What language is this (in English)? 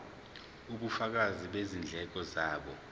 Zulu